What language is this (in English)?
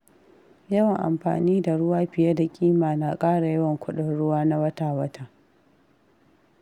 Hausa